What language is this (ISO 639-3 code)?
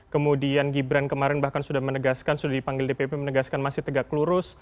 ind